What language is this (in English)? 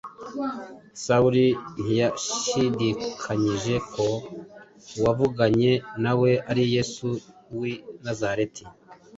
Kinyarwanda